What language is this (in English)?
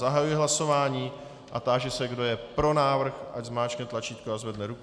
Czech